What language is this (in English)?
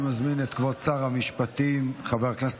Hebrew